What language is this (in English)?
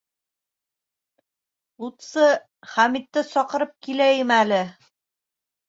Bashkir